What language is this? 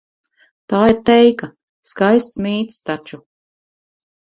Latvian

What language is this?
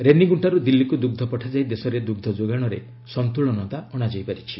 Odia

